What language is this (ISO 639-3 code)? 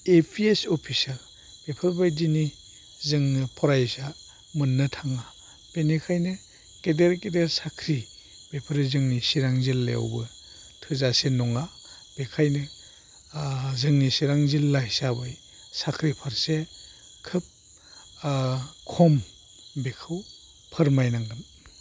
brx